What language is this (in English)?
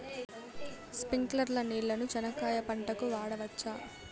Telugu